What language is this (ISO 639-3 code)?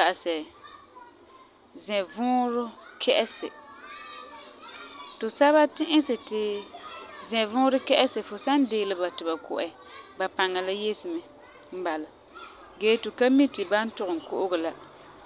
gur